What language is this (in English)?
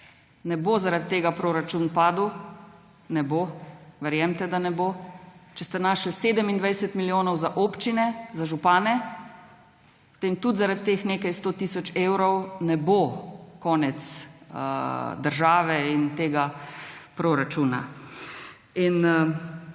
Slovenian